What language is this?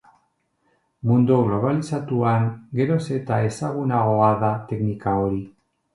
Basque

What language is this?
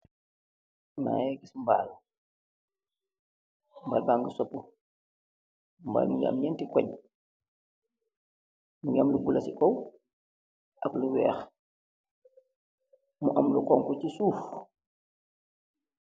Wolof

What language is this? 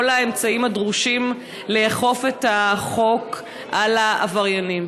Hebrew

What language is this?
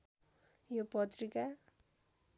Nepali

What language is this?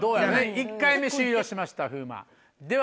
Japanese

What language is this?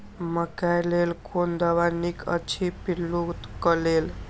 Maithili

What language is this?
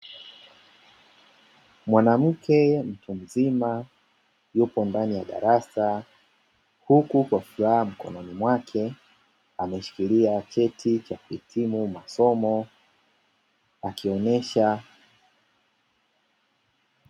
Swahili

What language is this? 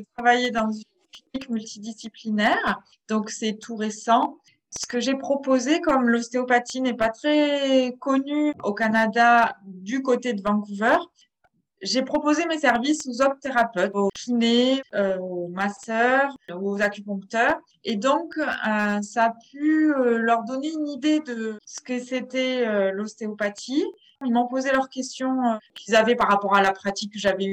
French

